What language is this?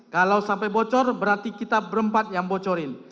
Indonesian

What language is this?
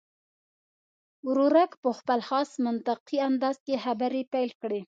Pashto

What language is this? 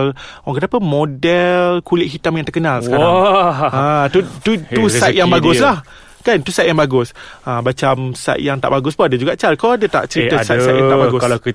Malay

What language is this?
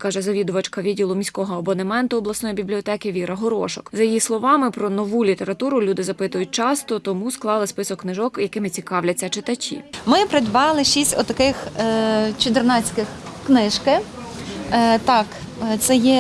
Ukrainian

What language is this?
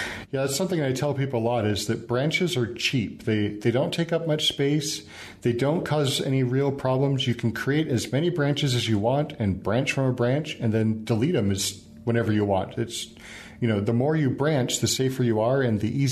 English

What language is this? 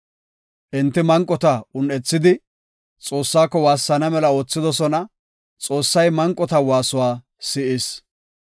Gofa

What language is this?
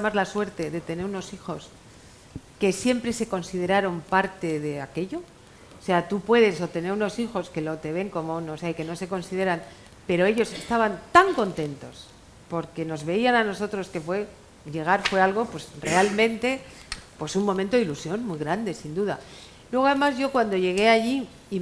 Spanish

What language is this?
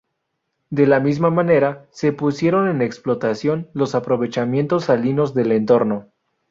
Spanish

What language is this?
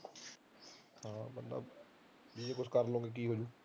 Punjabi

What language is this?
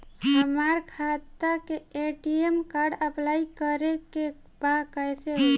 Bhojpuri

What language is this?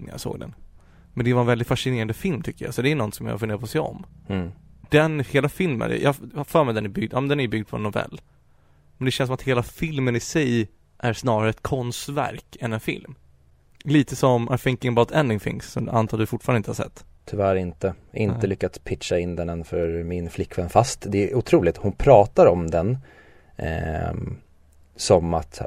Swedish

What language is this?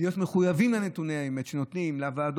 Hebrew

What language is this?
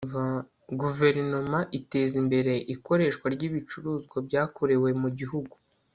Kinyarwanda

